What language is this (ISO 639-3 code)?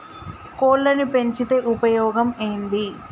tel